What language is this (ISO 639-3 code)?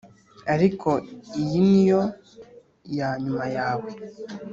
kin